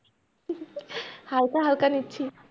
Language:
Bangla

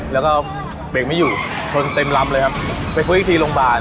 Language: Thai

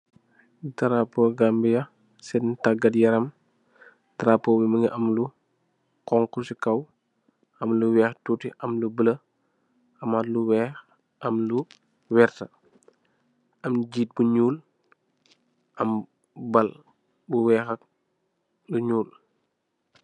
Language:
Wolof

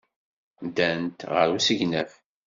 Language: Kabyle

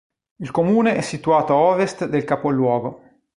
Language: Italian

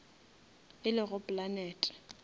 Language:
Northern Sotho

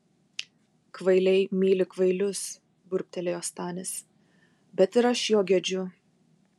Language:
Lithuanian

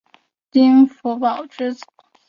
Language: Chinese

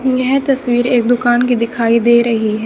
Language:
Hindi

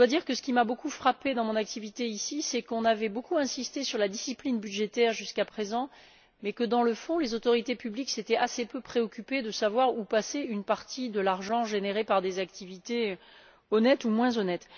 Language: French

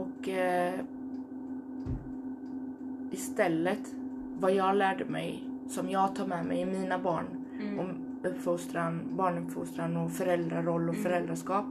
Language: Swedish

